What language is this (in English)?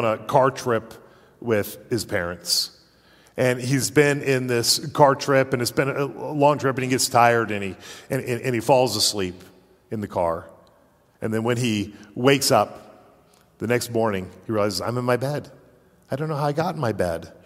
English